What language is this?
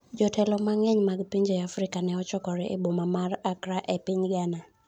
Luo (Kenya and Tanzania)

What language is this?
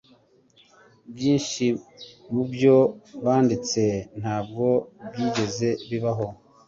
Kinyarwanda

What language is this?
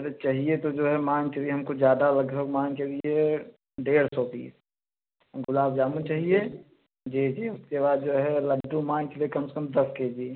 Hindi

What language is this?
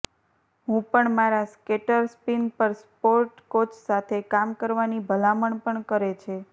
Gujarati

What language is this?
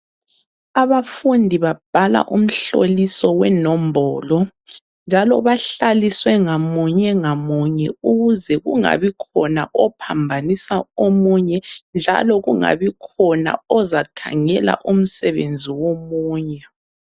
North Ndebele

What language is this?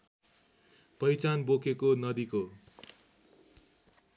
Nepali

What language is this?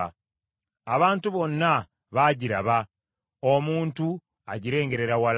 Ganda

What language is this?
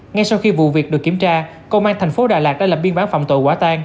Vietnamese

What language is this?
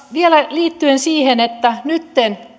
Finnish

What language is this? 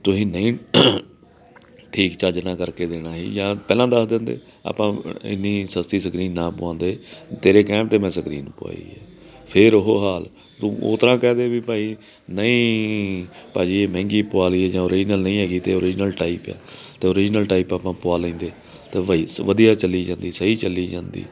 Punjabi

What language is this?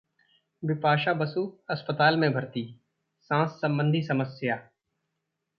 Hindi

